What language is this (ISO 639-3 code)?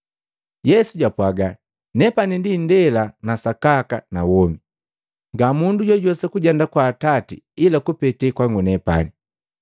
mgv